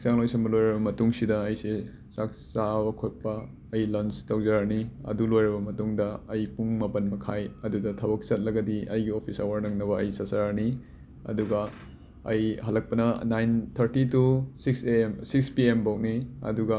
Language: Manipuri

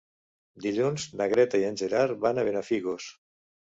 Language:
Catalan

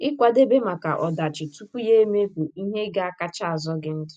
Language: Igbo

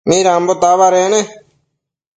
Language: Matsés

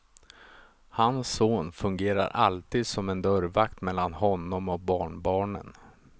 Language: Swedish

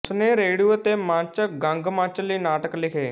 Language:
Punjabi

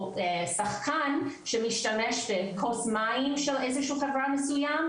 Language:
Hebrew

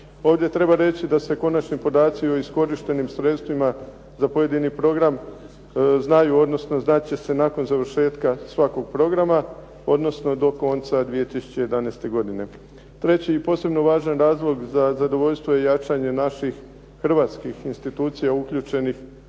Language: Croatian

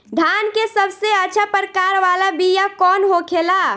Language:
Bhojpuri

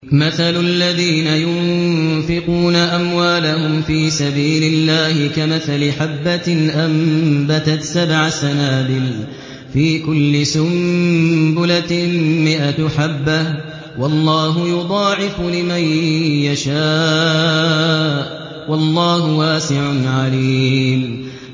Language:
Arabic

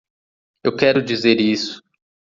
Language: Portuguese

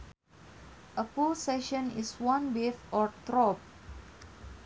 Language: Sundanese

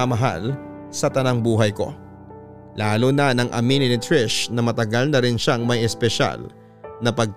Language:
Filipino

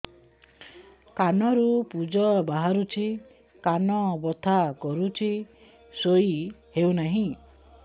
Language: Odia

